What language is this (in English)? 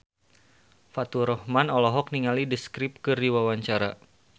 Sundanese